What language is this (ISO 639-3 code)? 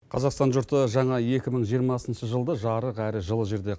kaz